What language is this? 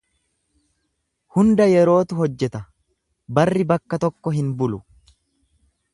Oromo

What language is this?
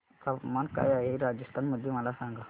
Marathi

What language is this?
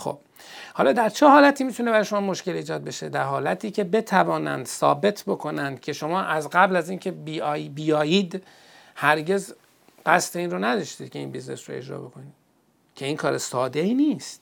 Persian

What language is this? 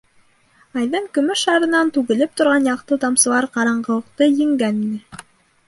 Bashkir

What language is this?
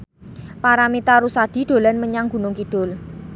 Javanese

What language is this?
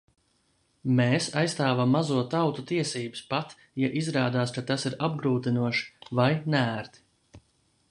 Latvian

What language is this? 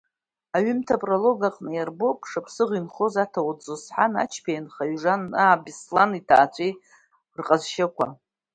Abkhazian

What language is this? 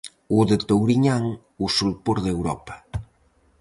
Galician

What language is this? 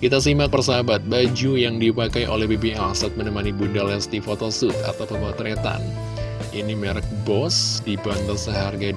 Indonesian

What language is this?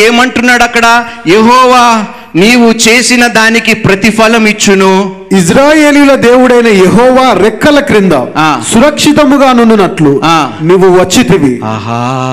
Telugu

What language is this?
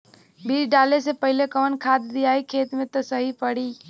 Bhojpuri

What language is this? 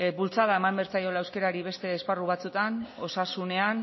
Basque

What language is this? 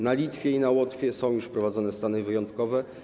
Polish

